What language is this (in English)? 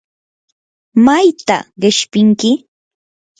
Yanahuanca Pasco Quechua